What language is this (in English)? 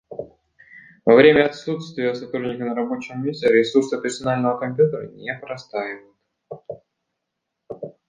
Russian